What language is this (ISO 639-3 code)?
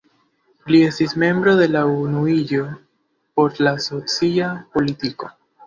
epo